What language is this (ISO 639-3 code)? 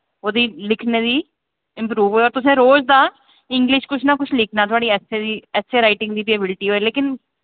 doi